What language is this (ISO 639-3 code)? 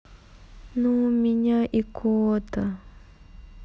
rus